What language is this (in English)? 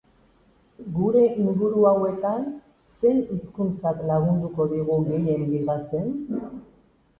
Basque